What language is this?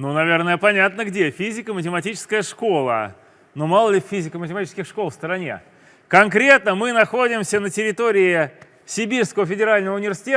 Russian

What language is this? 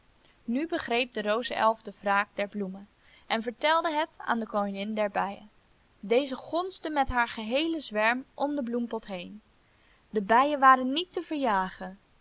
Dutch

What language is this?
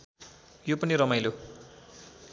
Nepali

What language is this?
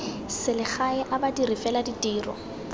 Tswana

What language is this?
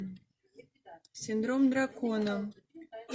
Russian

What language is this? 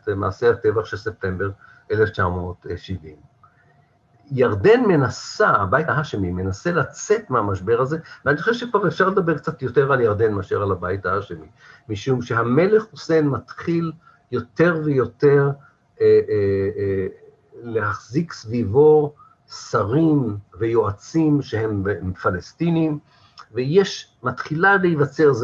Hebrew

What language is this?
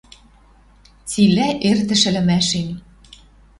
Western Mari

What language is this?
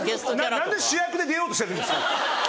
Japanese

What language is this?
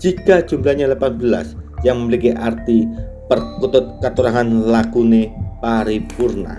Indonesian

